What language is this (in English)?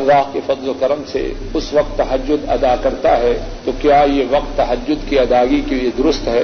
Urdu